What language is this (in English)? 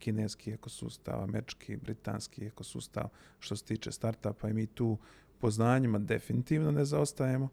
Croatian